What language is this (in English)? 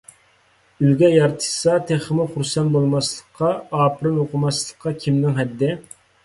Uyghur